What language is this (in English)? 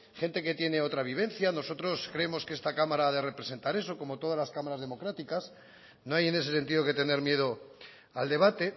Spanish